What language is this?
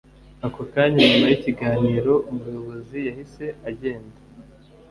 Kinyarwanda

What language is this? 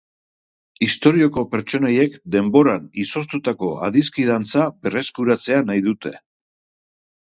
Basque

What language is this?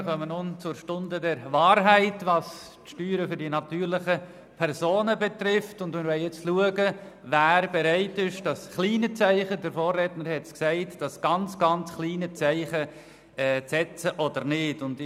Swiss German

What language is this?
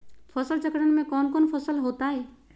Magahi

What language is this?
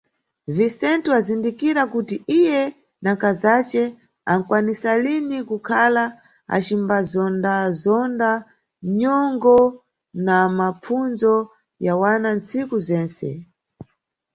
Nyungwe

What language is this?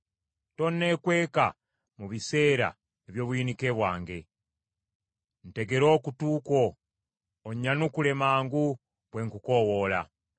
Ganda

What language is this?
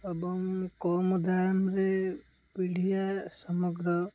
Odia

